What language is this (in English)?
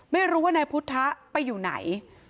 Thai